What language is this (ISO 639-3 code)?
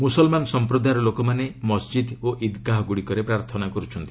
ori